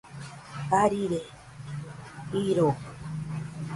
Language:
Nüpode Huitoto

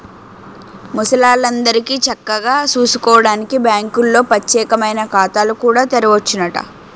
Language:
Telugu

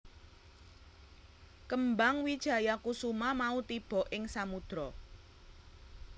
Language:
Javanese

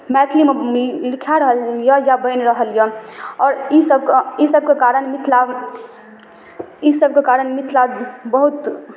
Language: Maithili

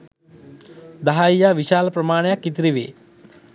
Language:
Sinhala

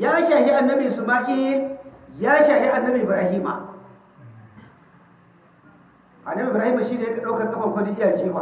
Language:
Hausa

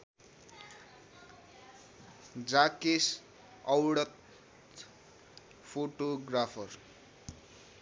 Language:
Nepali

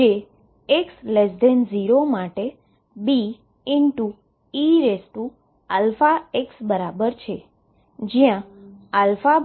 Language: Gujarati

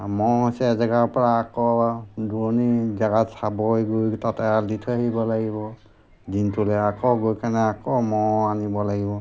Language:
Assamese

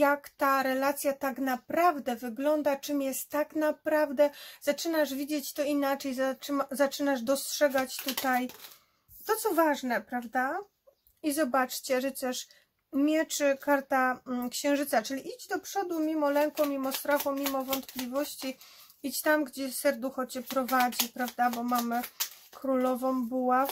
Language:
Polish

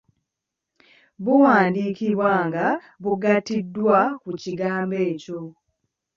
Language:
Ganda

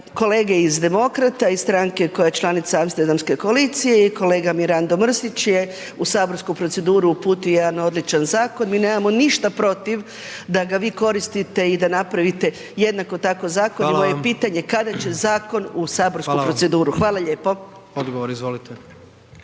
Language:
Croatian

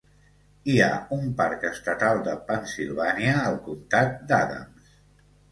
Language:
Catalan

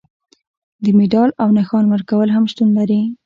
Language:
Pashto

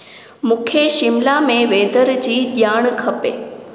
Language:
Sindhi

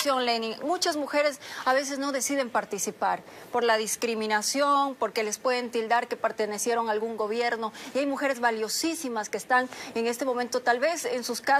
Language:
Spanish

